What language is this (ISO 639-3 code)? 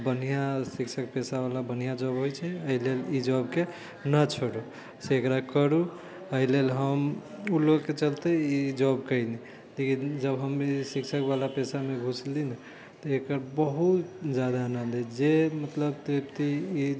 mai